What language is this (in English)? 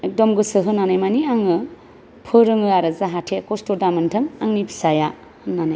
Bodo